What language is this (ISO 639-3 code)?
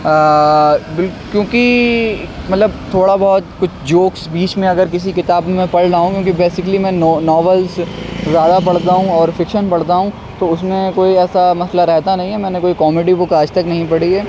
urd